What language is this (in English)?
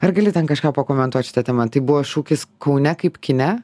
Lithuanian